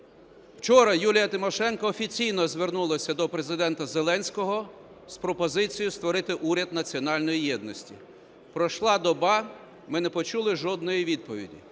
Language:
Ukrainian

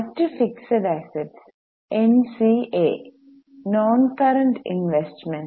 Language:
Malayalam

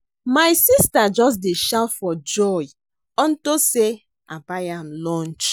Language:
Nigerian Pidgin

